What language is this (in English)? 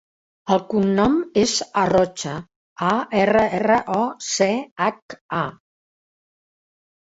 Catalan